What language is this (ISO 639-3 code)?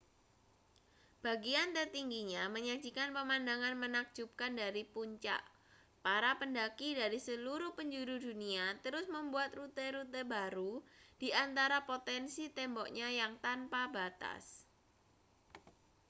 ind